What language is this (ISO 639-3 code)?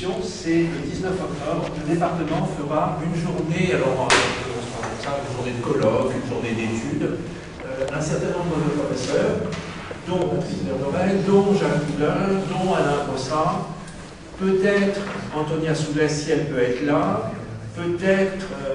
fra